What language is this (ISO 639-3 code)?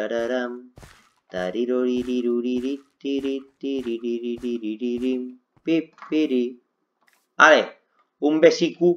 spa